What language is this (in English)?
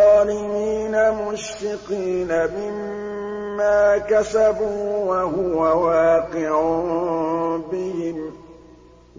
Arabic